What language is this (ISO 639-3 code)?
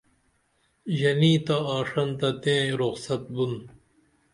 dml